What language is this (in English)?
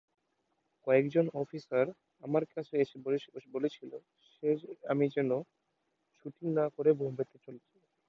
Bangla